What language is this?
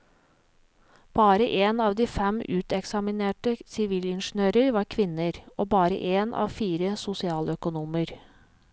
Norwegian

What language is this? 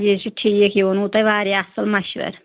Kashmiri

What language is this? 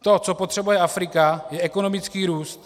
Czech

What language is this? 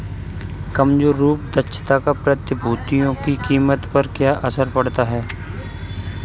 Hindi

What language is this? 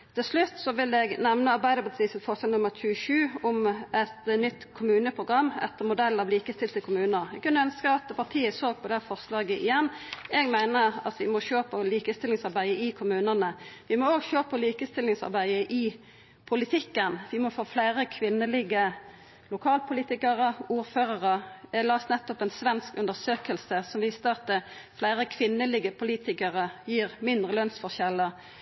Norwegian Nynorsk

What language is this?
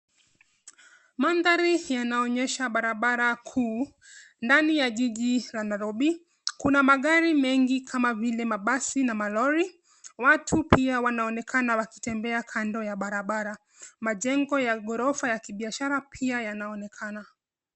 Swahili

